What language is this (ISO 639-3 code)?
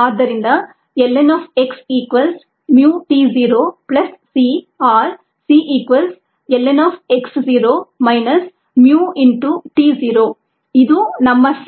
kan